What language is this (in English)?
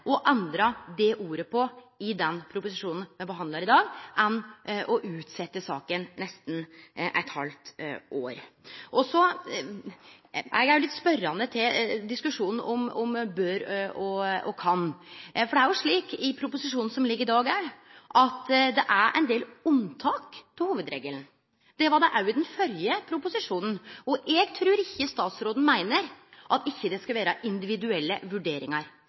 Norwegian Nynorsk